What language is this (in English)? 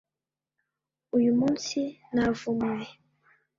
Kinyarwanda